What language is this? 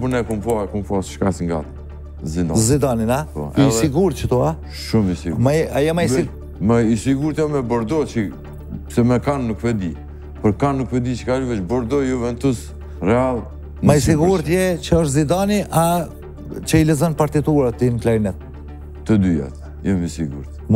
Romanian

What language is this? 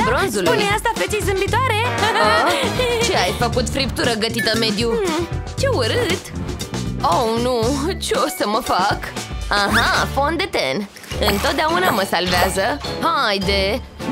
Romanian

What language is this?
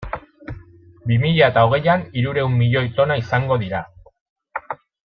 Basque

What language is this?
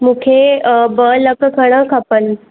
Sindhi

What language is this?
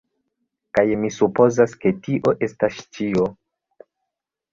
Esperanto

